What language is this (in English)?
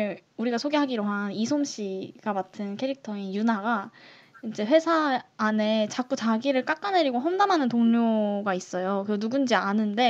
Korean